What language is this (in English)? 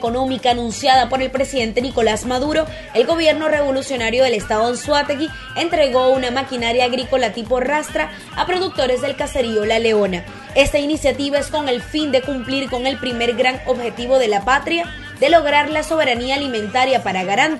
Spanish